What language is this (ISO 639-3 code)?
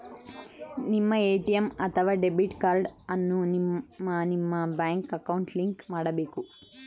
kan